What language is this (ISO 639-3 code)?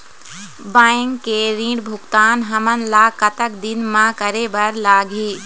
hne